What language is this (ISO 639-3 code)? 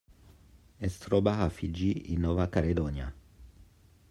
cat